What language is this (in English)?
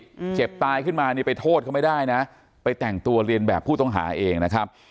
Thai